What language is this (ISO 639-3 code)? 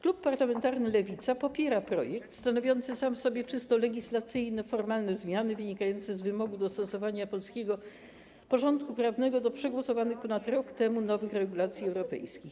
pol